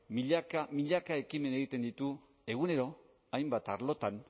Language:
Basque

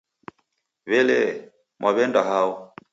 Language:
Taita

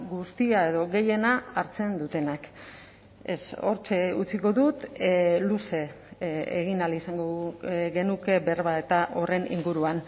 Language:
Basque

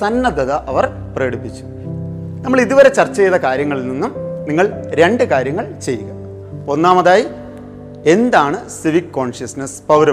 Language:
Malayalam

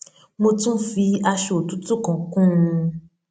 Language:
Yoruba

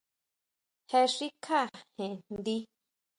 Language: Huautla Mazatec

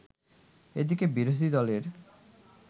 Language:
Bangla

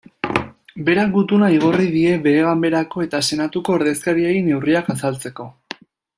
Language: Basque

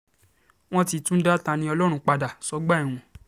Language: Yoruba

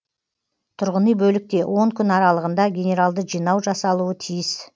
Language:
Kazakh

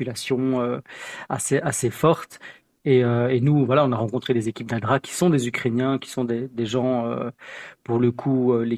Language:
French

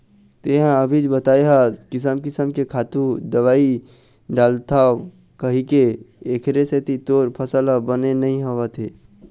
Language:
Chhattisgarhi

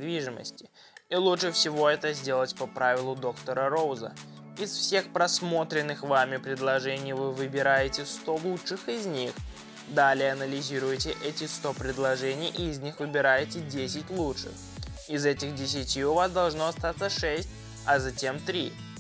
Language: Russian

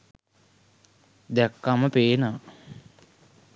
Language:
Sinhala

